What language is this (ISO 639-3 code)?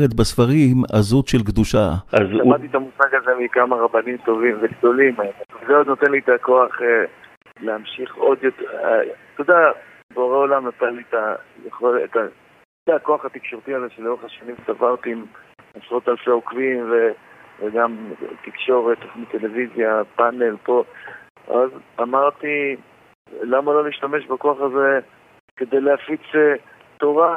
heb